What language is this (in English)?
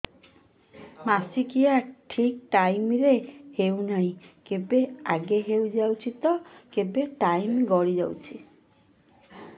Odia